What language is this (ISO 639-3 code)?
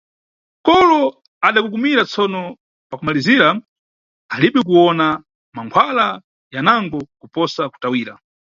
nyu